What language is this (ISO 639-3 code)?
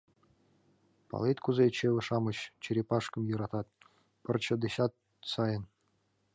chm